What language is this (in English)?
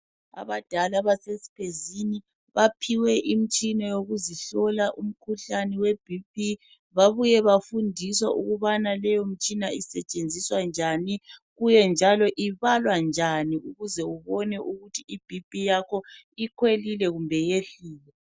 North Ndebele